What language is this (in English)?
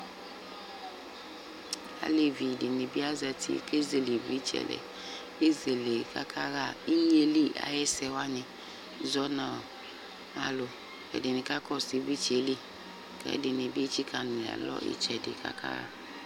Ikposo